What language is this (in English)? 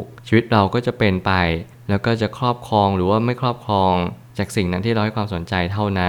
Thai